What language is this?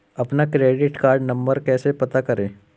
Hindi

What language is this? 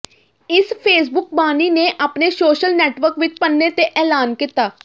Punjabi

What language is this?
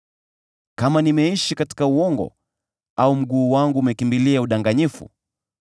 Swahili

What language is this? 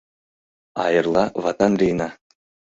Mari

